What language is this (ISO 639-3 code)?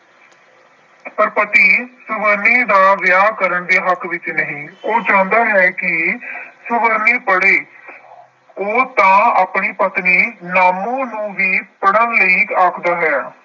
pan